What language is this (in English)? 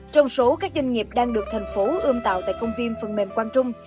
Vietnamese